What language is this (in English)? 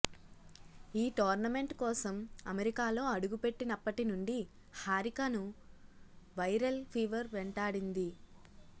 Telugu